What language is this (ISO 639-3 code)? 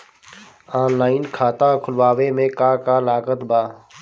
bho